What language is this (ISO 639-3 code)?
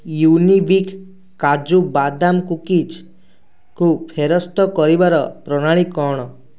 ori